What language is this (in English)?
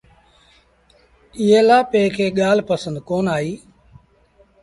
Sindhi Bhil